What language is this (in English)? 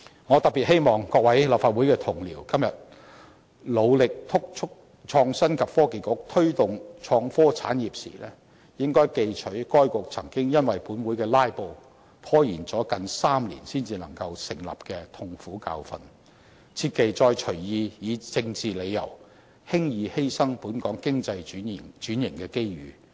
Cantonese